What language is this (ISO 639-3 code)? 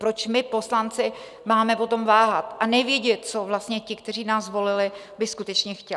ces